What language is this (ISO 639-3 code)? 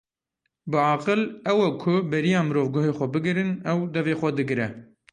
kur